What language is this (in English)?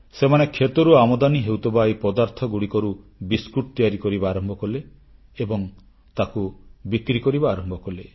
Odia